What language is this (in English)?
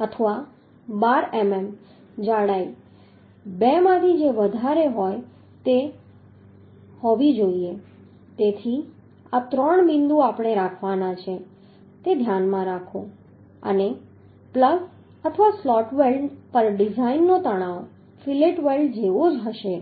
Gujarati